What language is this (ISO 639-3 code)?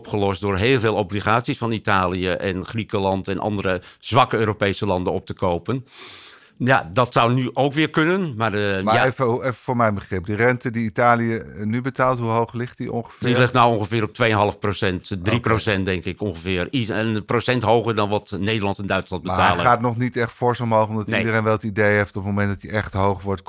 nld